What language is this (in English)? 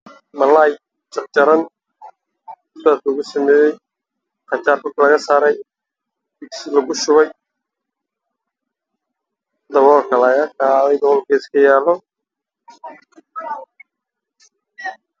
Somali